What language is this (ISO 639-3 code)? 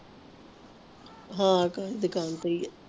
pan